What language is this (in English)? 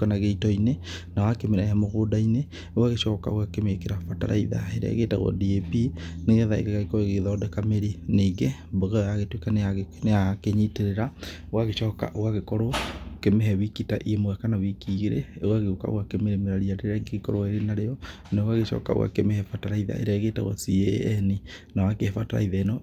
Kikuyu